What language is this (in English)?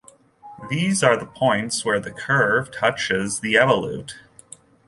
English